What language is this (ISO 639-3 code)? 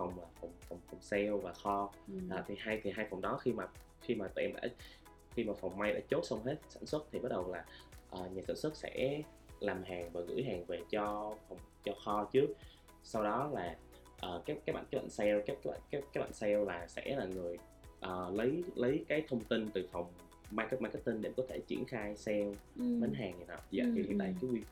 vie